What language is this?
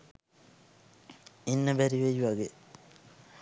Sinhala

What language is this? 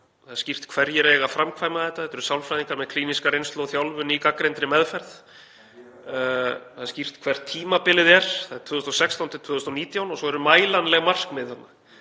Icelandic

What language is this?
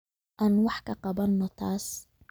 Somali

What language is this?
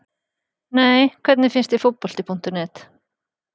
Icelandic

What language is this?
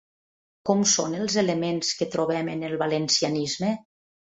Catalan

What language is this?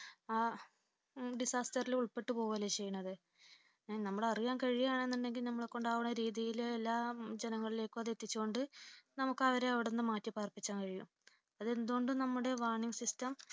Malayalam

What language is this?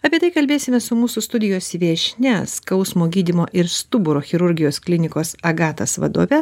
Lithuanian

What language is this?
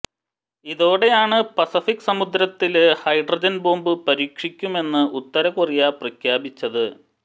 Malayalam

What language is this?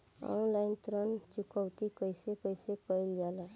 Bhojpuri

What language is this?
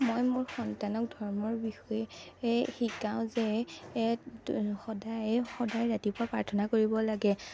Assamese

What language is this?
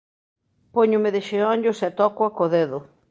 Galician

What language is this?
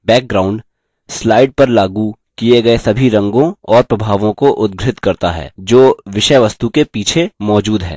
Hindi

